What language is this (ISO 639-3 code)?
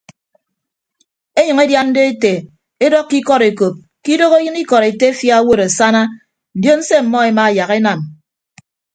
ibb